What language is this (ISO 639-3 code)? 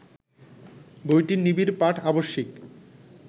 ben